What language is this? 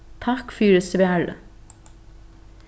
Faroese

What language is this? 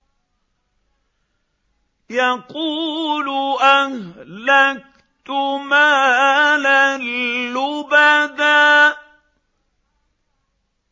Arabic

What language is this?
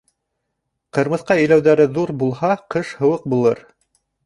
Bashkir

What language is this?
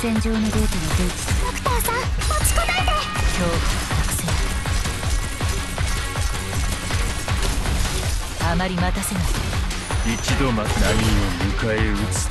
Japanese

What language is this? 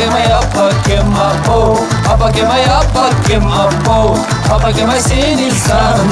Turkish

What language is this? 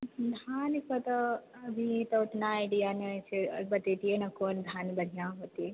Maithili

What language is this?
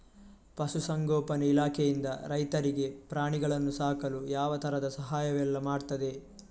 Kannada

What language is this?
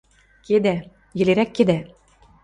Western Mari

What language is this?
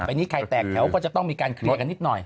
Thai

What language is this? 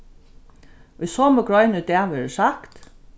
Faroese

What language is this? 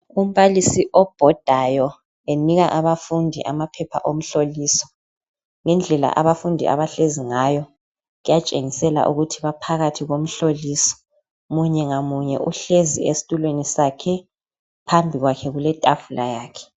North Ndebele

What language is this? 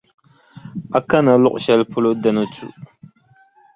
Dagbani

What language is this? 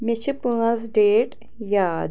Kashmiri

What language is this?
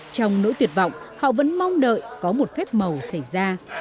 Vietnamese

